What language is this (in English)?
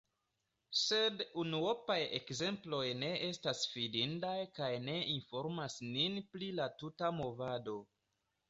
Esperanto